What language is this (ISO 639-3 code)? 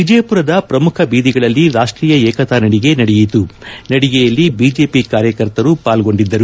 kan